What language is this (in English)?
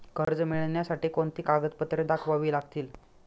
Marathi